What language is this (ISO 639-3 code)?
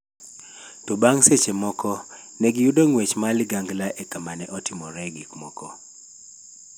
luo